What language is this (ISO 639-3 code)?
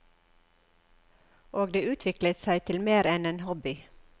nor